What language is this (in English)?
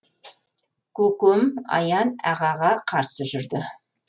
Kazakh